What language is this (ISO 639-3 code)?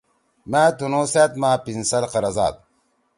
trw